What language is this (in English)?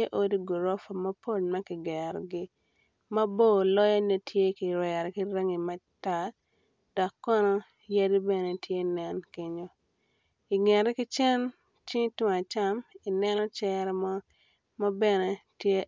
Acoli